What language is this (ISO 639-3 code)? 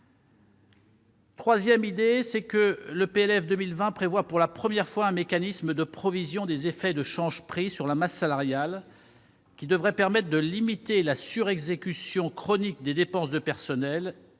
fra